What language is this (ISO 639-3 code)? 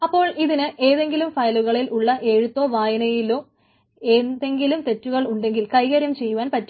mal